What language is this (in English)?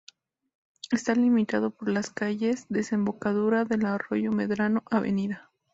Spanish